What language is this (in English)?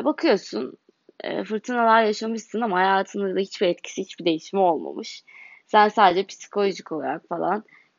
Turkish